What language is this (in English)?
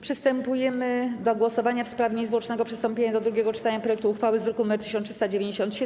Polish